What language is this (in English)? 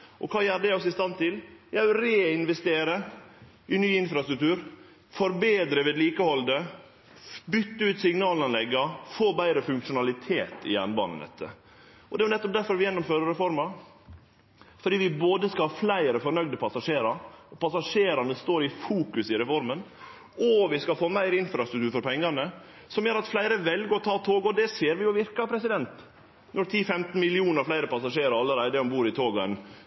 Norwegian Nynorsk